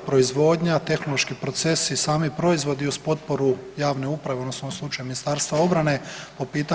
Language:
Croatian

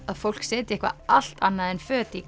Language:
Icelandic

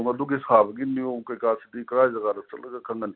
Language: Manipuri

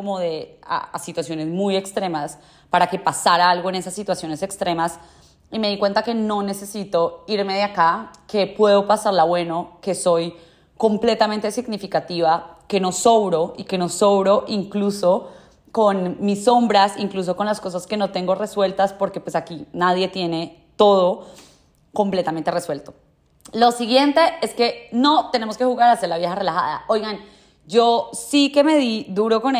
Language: Spanish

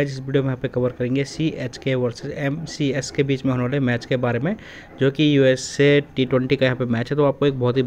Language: Hindi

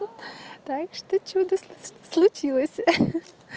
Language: Russian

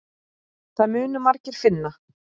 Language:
Icelandic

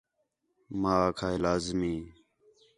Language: Khetrani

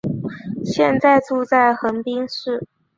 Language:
Chinese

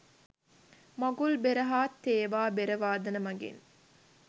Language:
Sinhala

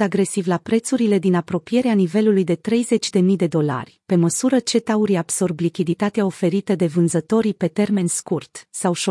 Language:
Romanian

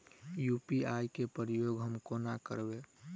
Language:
Maithili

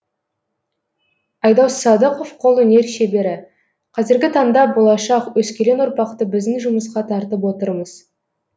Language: Kazakh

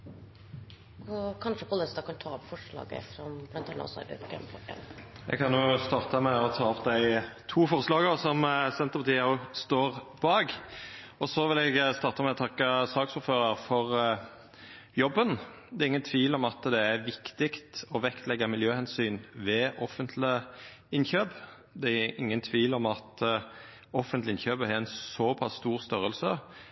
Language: Norwegian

